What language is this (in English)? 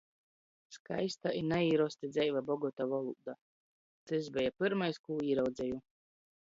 Latgalian